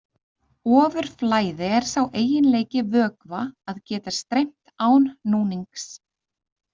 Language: Icelandic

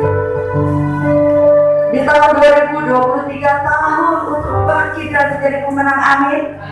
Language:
Indonesian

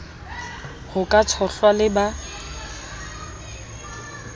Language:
Southern Sotho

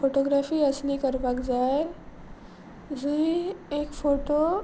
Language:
Konkani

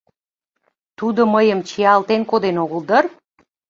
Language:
Mari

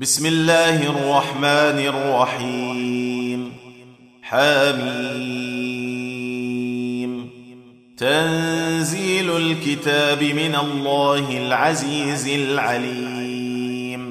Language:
Arabic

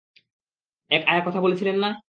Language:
Bangla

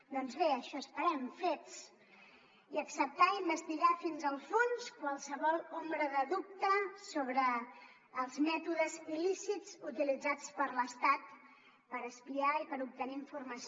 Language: Catalan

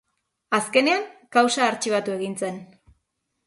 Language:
Basque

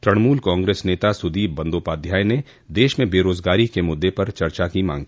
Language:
Hindi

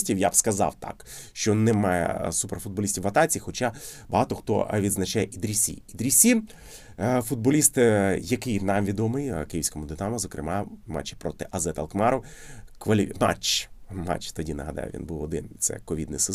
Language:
Ukrainian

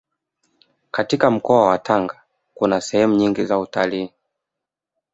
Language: Swahili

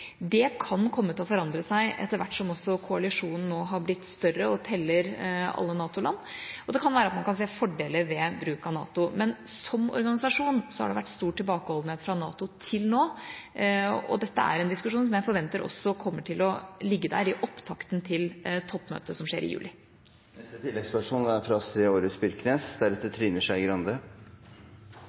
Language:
Norwegian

